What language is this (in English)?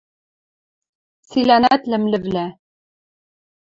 Western Mari